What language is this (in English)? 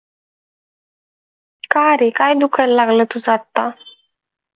Marathi